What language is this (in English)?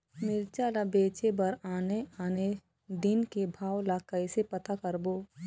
Chhattisgarhi